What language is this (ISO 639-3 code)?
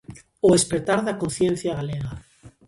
glg